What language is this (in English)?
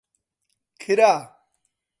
Central Kurdish